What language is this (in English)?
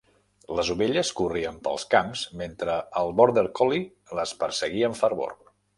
Catalan